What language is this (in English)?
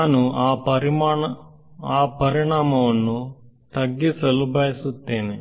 Kannada